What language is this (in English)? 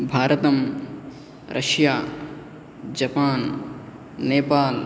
Sanskrit